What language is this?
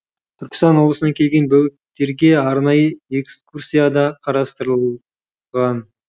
Kazakh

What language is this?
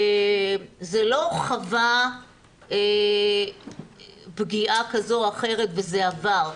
Hebrew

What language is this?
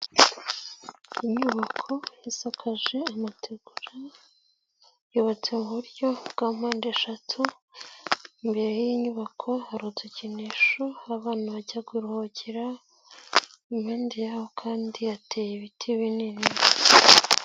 Kinyarwanda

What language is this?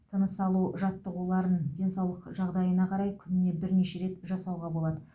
Kazakh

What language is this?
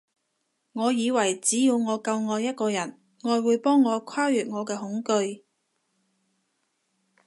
Cantonese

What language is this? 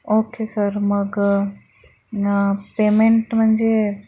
Marathi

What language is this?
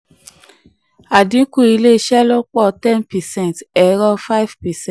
Yoruba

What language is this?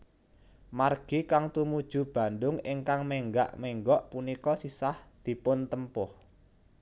Javanese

